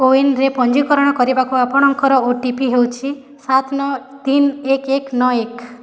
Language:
Odia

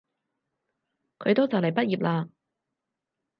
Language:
Cantonese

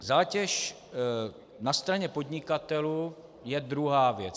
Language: Czech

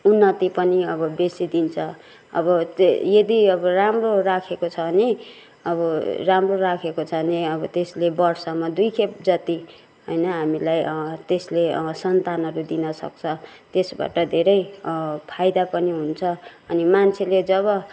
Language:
Nepali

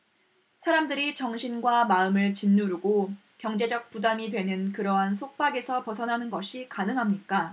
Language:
Korean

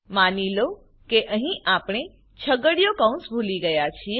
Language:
Gujarati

